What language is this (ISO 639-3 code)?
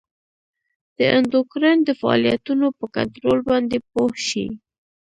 pus